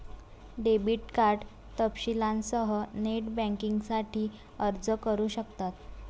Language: Marathi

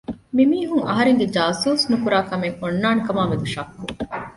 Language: Divehi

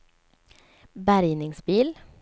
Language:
Swedish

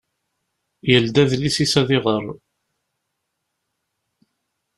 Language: Kabyle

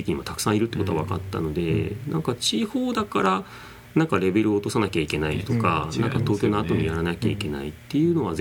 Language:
Japanese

